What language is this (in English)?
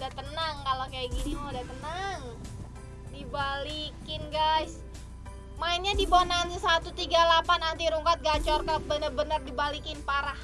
Indonesian